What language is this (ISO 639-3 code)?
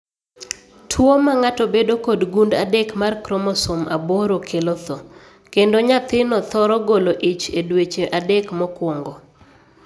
luo